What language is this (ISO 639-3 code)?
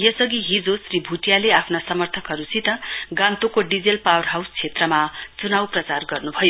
nep